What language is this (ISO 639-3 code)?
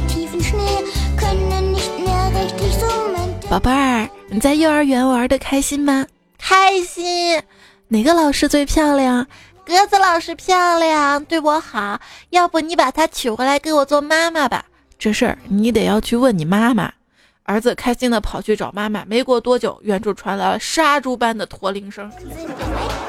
zho